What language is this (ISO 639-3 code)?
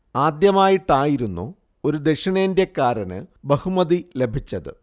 mal